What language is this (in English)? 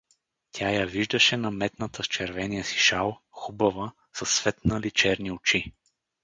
Bulgarian